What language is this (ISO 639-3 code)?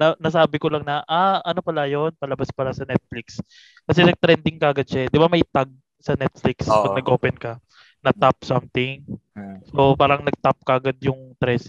fil